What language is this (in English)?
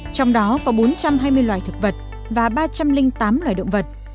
Vietnamese